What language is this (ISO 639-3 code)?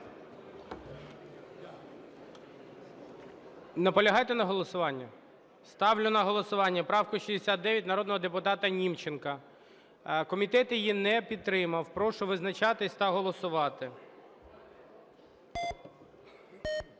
ukr